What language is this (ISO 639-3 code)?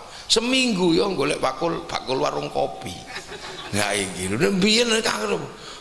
ind